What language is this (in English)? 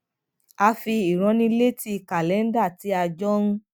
Yoruba